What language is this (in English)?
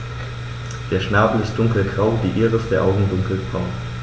German